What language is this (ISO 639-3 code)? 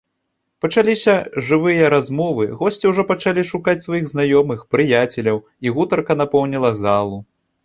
bel